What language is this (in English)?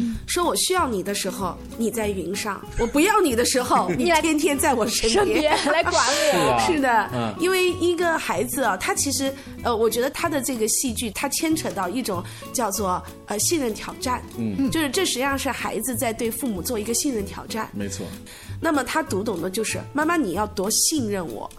Chinese